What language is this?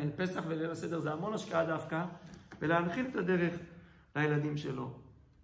Hebrew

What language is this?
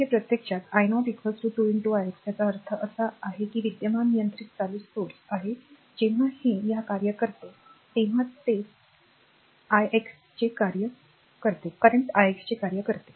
Marathi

